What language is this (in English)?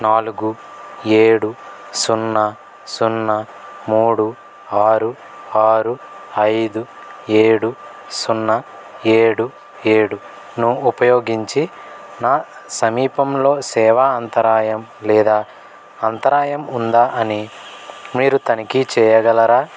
Telugu